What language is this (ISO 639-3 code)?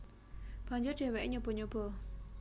jav